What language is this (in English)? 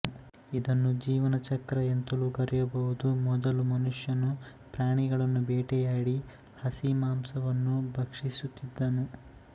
Kannada